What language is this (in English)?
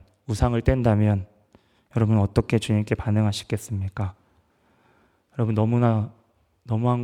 Korean